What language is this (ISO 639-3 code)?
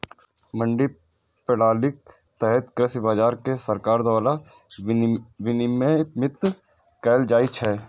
mai